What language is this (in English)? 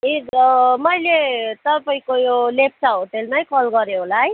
Nepali